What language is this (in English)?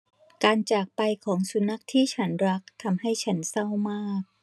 Thai